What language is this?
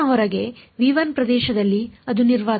Kannada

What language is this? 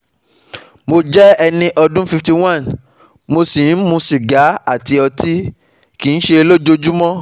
Yoruba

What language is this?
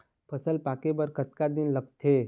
Chhattisgarhi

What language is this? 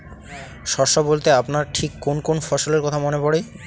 Bangla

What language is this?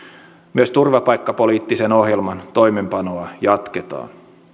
Finnish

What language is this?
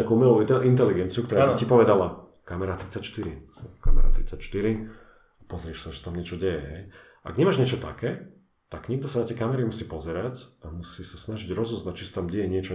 Slovak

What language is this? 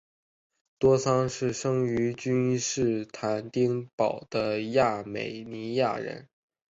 Chinese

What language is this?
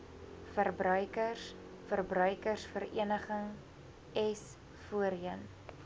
Afrikaans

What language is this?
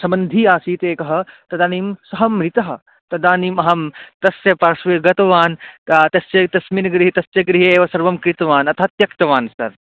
Sanskrit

